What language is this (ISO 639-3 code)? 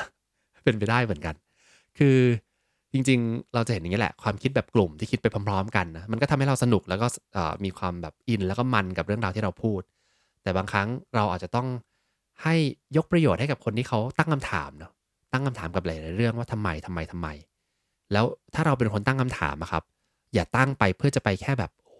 tha